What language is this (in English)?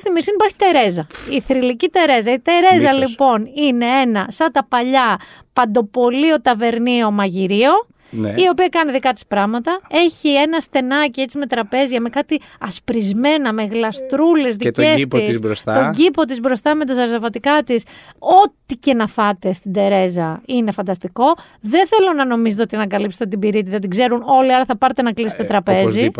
Greek